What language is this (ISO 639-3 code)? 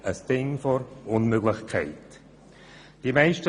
gsw